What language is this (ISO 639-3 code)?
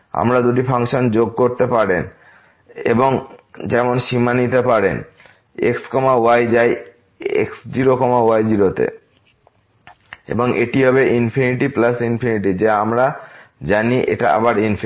ben